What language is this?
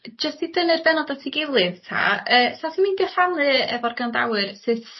Welsh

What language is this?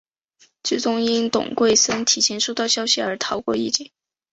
Chinese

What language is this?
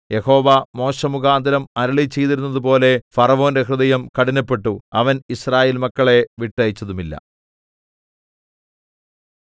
Malayalam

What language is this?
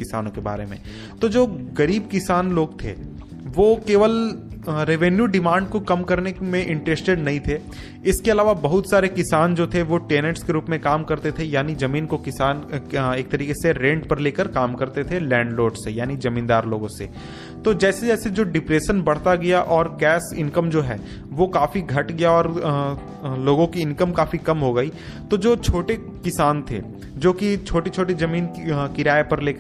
Hindi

